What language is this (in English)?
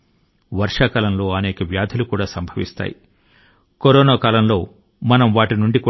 Telugu